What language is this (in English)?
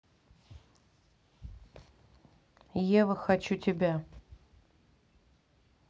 Russian